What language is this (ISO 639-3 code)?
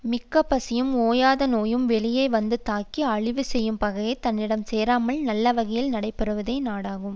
tam